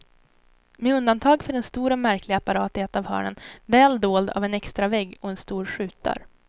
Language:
Swedish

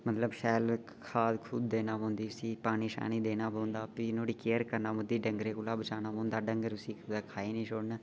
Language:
Dogri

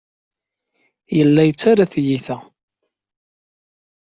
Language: Kabyle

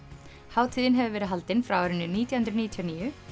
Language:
Icelandic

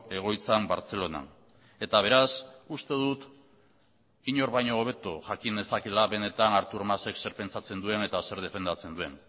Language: Basque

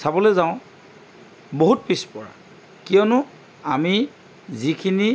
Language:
Assamese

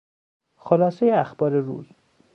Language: Persian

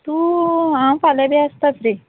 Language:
Konkani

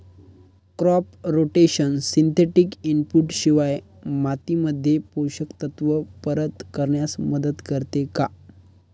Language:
Marathi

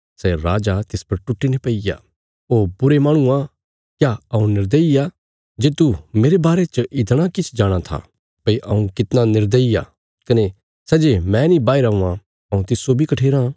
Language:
Bilaspuri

